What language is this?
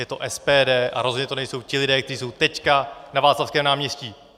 Czech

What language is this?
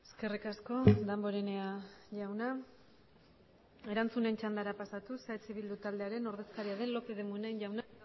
Basque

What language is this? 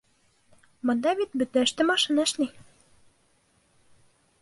Bashkir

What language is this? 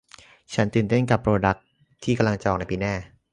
Thai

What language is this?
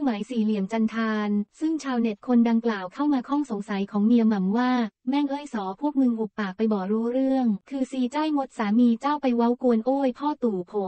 Thai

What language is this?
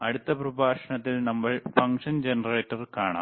Malayalam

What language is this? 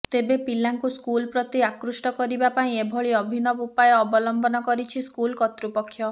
Odia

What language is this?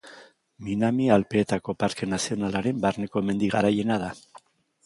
Basque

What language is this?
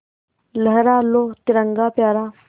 Hindi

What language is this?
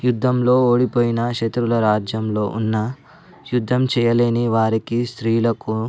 Telugu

